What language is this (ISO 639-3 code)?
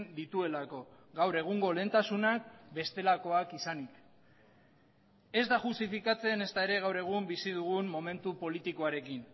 eus